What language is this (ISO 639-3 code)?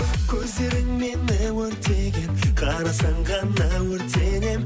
kaz